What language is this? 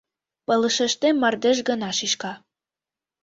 Mari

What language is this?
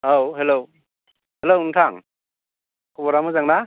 Bodo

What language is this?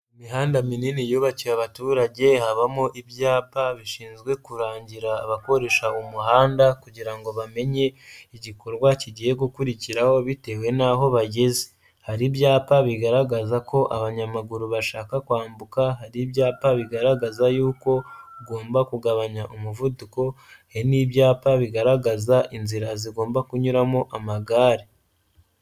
Kinyarwanda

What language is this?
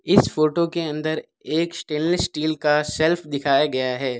Hindi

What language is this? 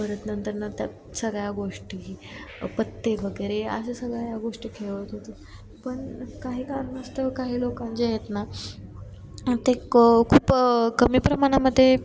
Marathi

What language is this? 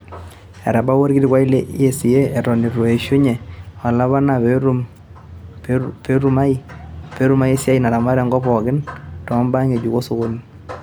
Masai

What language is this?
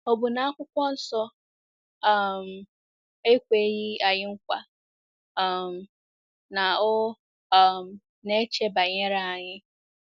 Igbo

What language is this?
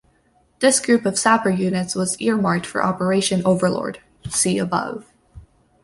English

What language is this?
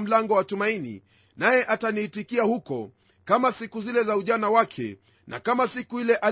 Swahili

